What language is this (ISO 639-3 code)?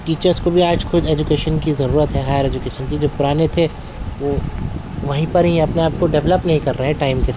urd